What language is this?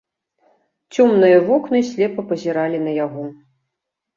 Belarusian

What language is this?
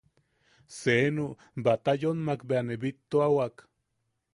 Yaqui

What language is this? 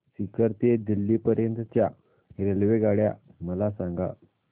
Marathi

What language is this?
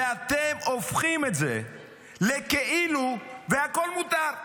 Hebrew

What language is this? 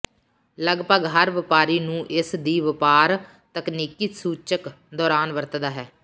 Punjabi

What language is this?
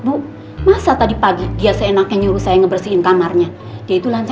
Indonesian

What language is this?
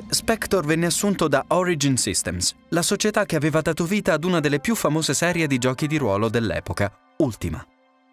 Italian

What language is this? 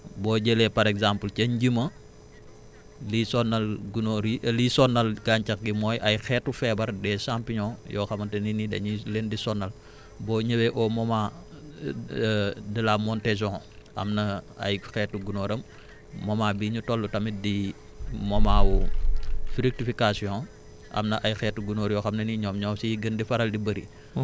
Wolof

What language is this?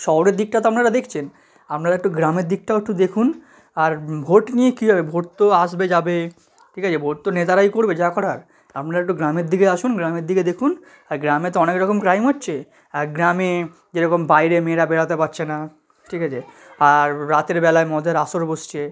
Bangla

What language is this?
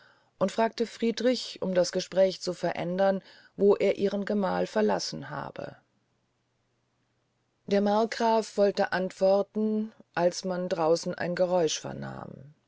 German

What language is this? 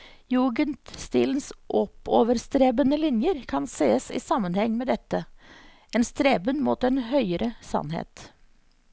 Norwegian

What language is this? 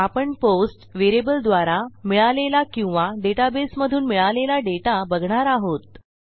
Marathi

